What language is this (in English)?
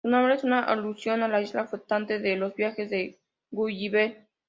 Spanish